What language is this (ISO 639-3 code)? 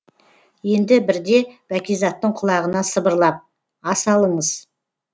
kaz